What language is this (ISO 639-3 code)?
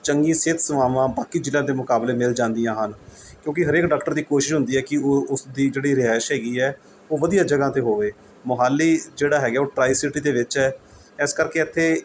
pan